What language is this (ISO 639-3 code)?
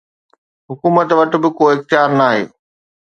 snd